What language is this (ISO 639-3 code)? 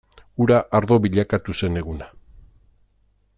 eus